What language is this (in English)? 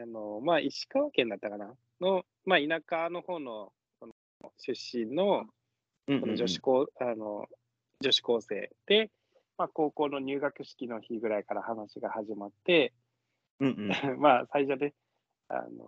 Japanese